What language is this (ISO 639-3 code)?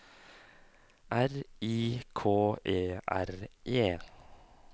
nor